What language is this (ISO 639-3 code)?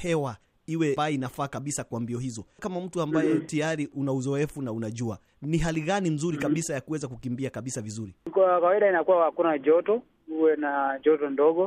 swa